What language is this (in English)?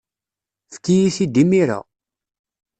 Kabyle